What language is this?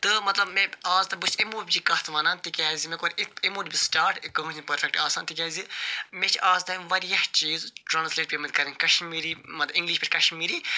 Kashmiri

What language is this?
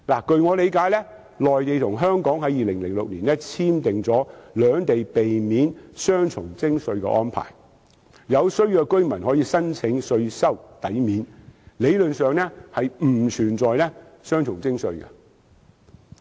Cantonese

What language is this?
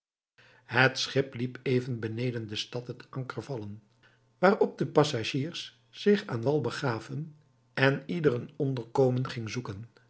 Dutch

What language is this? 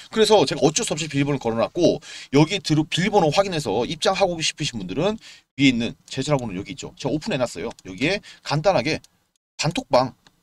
Korean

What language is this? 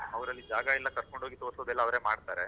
Kannada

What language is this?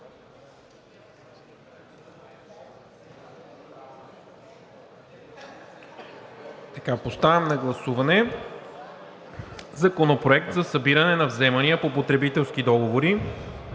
Bulgarian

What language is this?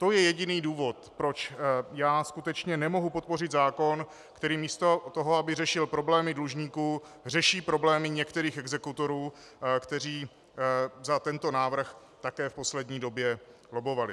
Czech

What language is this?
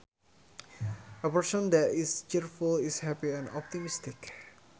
Sundanese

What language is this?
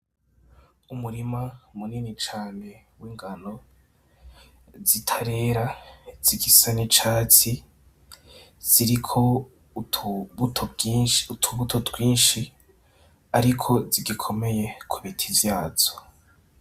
Rundi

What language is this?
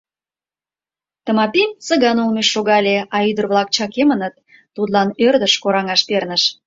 Mari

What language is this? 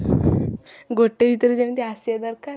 Odia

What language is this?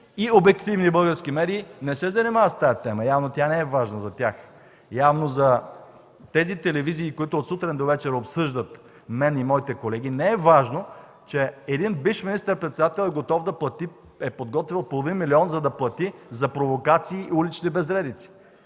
Bulgarian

